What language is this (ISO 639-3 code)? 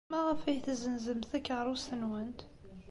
kab